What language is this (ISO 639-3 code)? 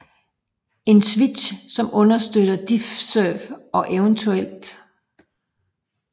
dan